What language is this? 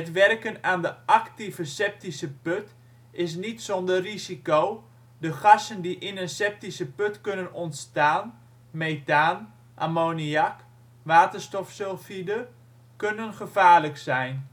Dutch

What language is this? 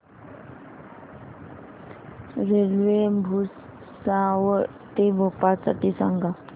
Marathi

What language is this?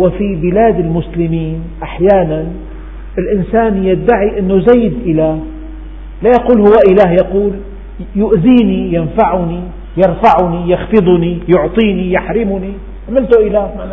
Arabic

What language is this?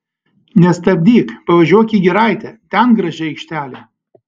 Lithuanian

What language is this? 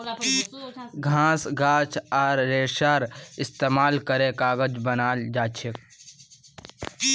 Magahi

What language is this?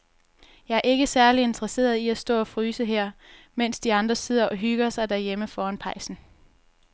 Danish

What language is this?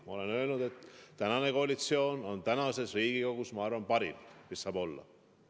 Estonian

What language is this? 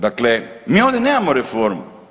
Croatian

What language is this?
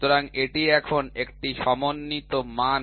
Bangla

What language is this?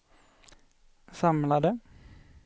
Swedish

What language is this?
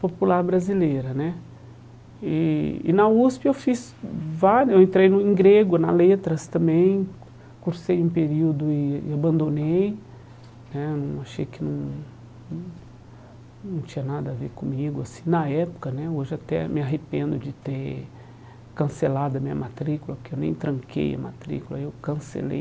Portuguese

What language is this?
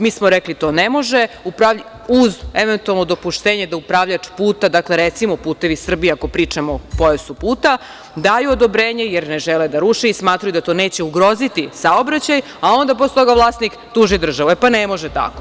Serbian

